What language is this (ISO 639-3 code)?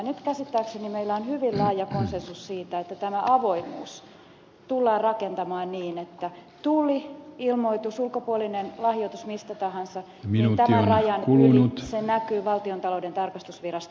fin